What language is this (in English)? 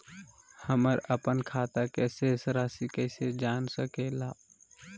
Magahi